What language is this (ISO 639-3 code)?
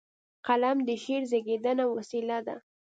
pus